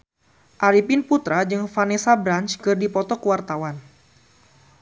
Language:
Sundanese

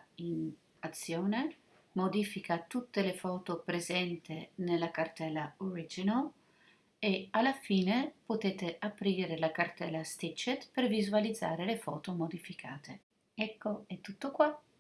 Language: Italian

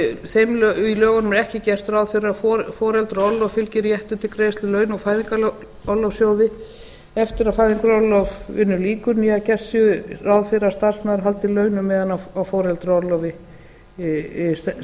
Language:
Icelandic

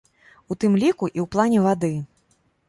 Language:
Belarusian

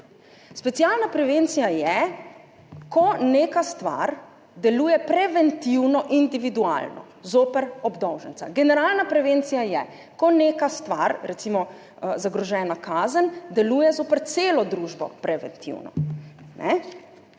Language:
Slovenian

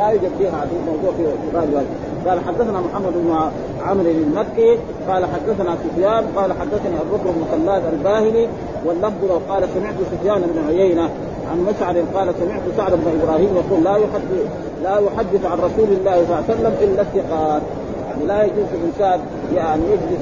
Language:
Arabic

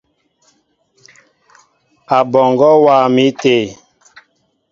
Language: Mbo (Cameroon)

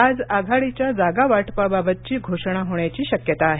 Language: Marathi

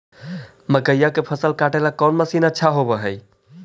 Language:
Magahi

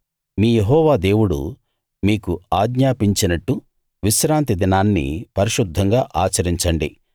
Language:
Telugu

